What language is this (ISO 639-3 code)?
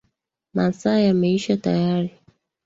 swa